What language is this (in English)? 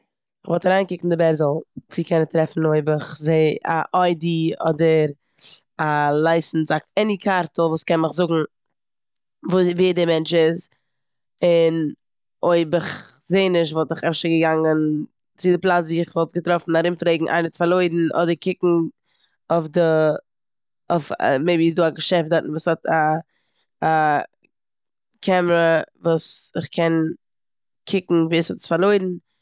Yiddish